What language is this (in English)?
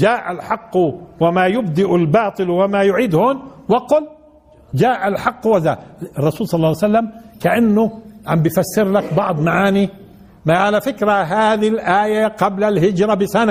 Arabic